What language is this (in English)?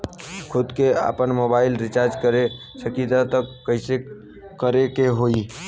Bhojpuri